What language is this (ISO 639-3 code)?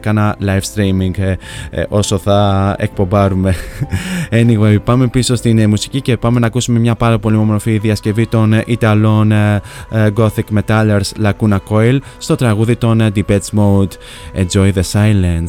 ell